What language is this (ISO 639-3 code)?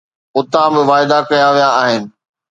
snd